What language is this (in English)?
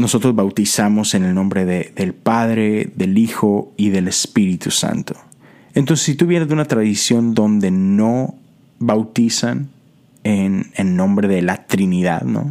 Spanish